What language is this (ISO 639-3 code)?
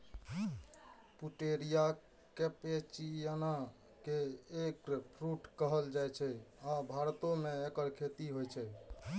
mai